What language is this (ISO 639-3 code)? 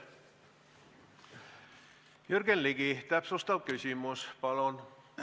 est